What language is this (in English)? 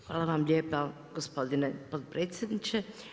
Croatian